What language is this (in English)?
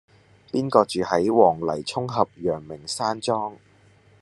Cantonese